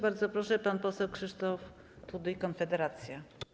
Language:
Polish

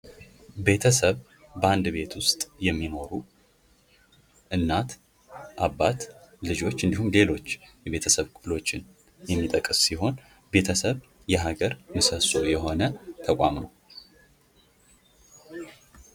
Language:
Amharic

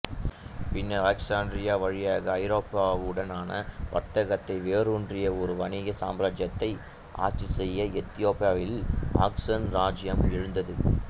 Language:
Tamil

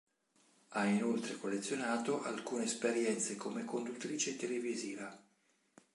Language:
Italian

